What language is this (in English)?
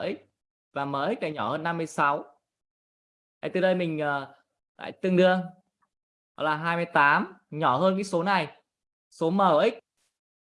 Vietnamese